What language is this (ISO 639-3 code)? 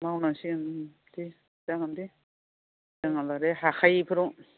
brx